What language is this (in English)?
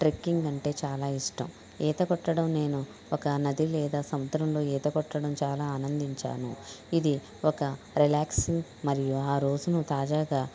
Telugu